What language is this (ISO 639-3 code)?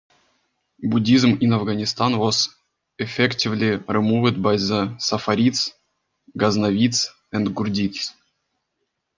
eng